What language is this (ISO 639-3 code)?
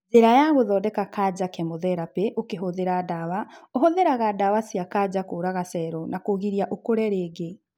kik